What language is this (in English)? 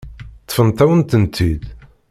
Kabyle